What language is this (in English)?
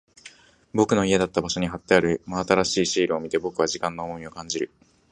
Japanese